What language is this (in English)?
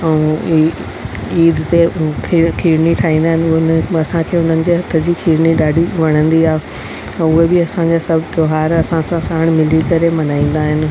Sindhi